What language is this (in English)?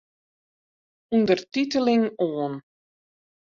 Western Frisian